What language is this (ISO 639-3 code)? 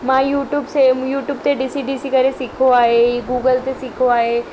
snd